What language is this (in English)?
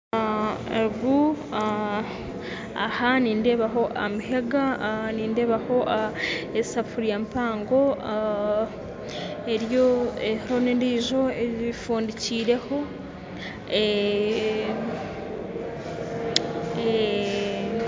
Nyankole